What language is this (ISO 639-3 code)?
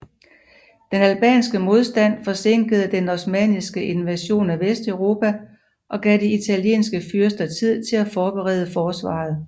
dan